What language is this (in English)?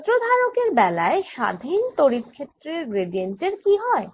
Bangla